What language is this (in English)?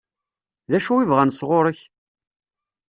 Kabyle